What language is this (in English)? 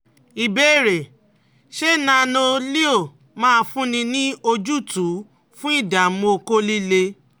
Yoruba